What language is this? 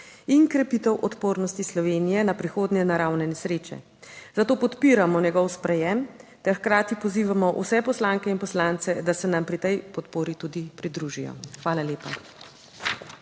Slovenian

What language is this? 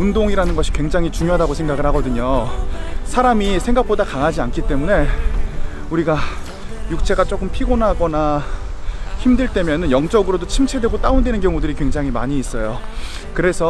Korean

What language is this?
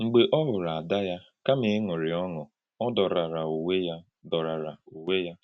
Igbo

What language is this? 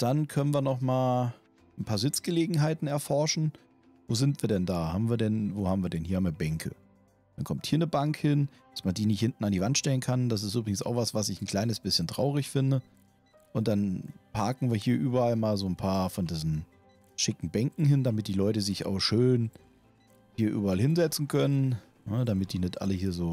German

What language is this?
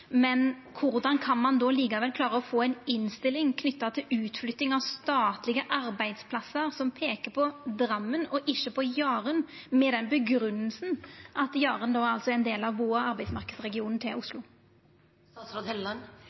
Norwegian Nynorsk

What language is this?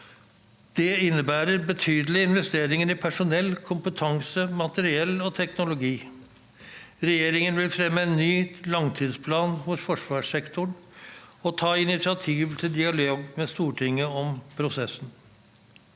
Norwegian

